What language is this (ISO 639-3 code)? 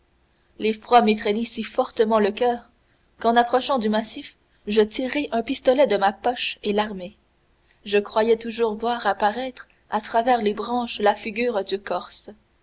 fra